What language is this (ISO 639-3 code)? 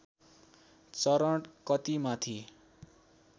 nep